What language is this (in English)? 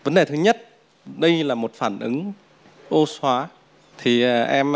Vietnamese